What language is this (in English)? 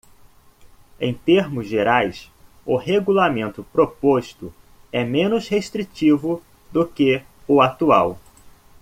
Portuguese